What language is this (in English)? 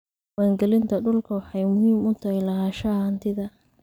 Somali